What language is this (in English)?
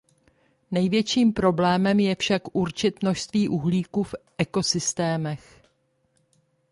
Czech